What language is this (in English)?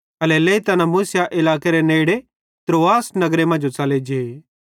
Bhadrawahi